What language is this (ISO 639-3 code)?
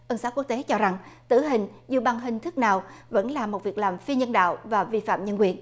vie